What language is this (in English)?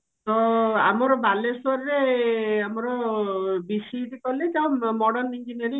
Odia